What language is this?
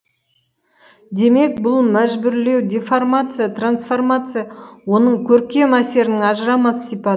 Kazakh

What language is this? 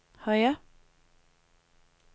Danish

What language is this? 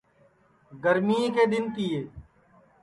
Sansi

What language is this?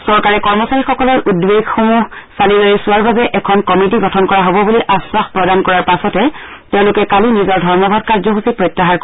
Assamese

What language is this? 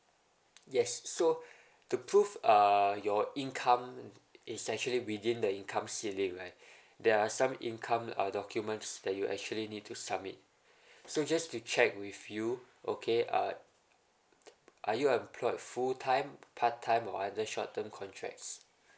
English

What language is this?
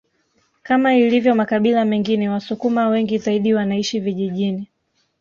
Swahili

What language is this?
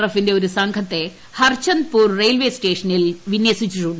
Malayalam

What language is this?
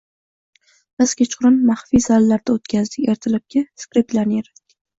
Uzbek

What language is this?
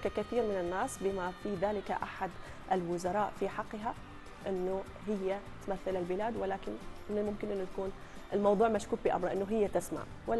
Arabic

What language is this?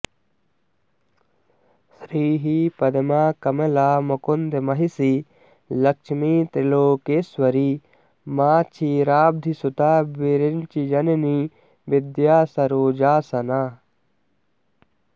Sanskrit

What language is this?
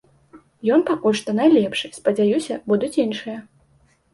Belarusian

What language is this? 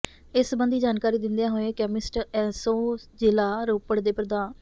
Punjabi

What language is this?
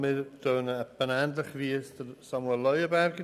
Swiss German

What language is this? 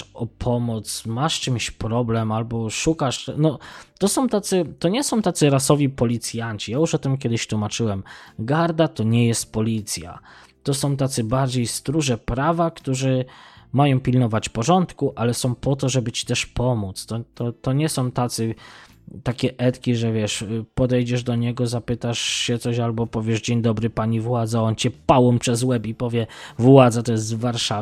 Polish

